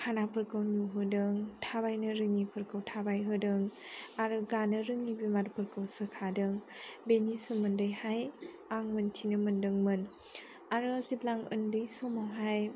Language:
Bodo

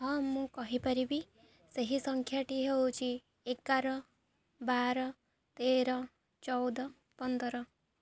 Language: Odia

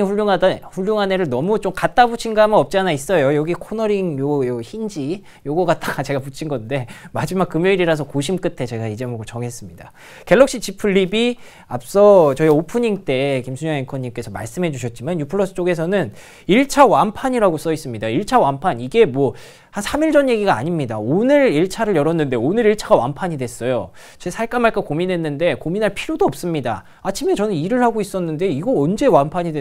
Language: Korean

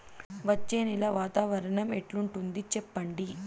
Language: Telugu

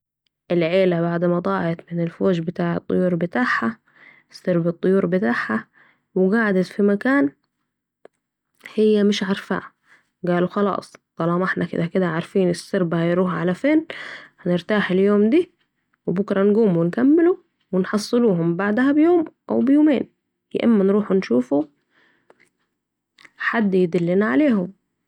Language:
Saidi Arabic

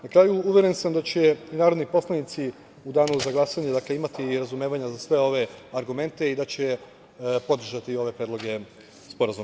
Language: Serbian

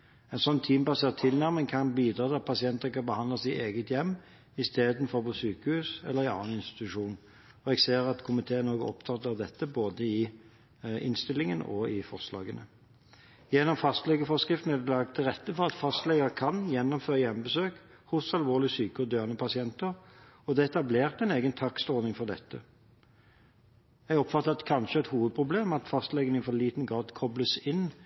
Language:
Norwegian Bokmål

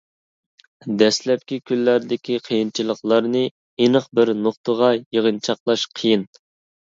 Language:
Uyghur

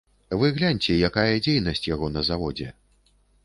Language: Belarusian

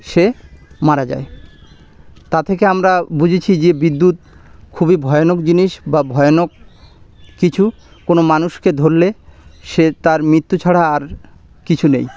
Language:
Bangla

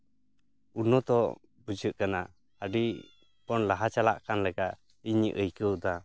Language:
Santali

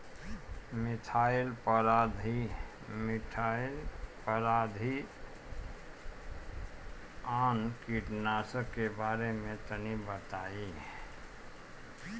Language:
Bhojpuri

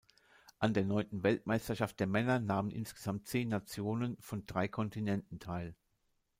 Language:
German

